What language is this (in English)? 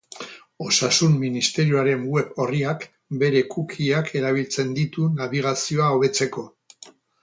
Basque